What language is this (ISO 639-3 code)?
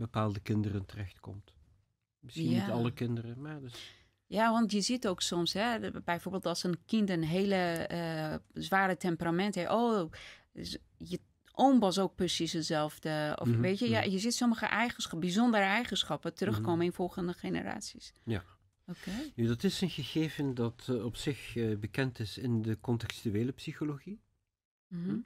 nld